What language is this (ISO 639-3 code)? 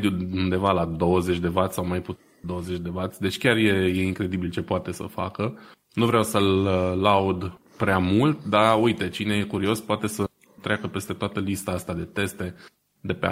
ron